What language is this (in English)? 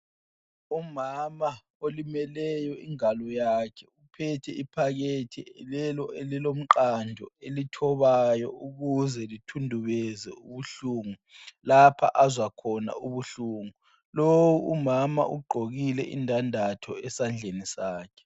North Ndebele